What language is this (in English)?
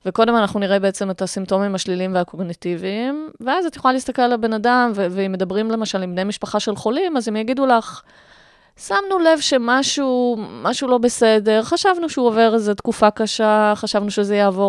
Hebrew